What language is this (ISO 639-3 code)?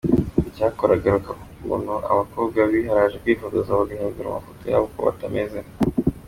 kin